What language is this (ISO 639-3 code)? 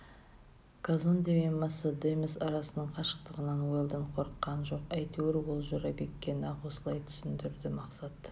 kaz